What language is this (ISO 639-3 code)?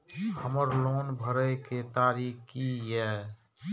mai